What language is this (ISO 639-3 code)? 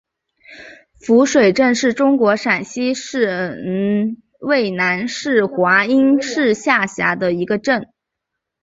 zho